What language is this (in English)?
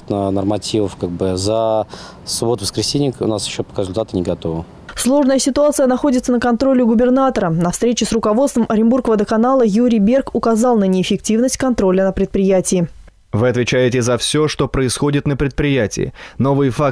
Russian